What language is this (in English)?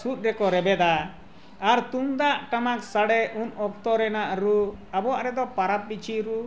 Santali